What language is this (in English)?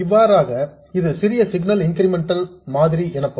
Tamil